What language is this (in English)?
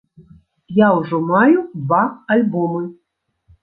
Belarusian